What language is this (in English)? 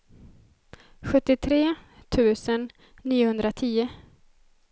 Swedish